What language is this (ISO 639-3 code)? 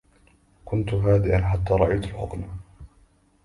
ara